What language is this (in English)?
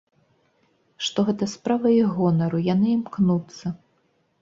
Belarusian